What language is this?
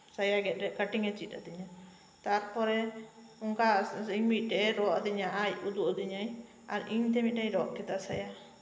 Santali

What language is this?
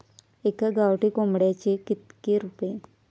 Marathi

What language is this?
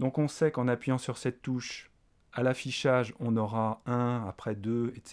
French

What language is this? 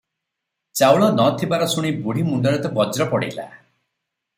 Odia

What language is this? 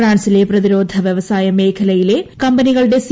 Malayalam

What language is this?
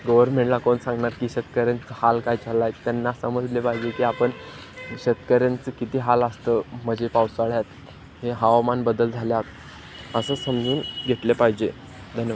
Marathi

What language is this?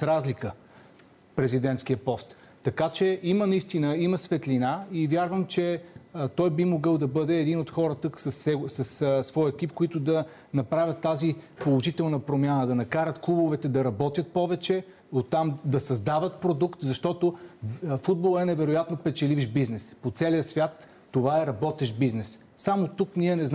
Bulgarian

